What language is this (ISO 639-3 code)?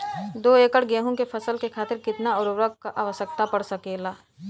bho